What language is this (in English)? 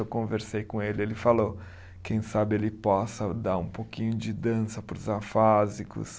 Portuguese